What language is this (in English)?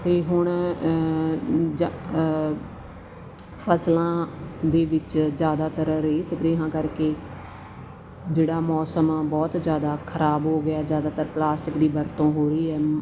Punjabi